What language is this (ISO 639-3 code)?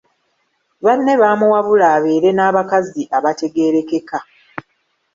lug